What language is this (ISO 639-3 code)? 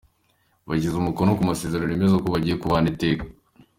kin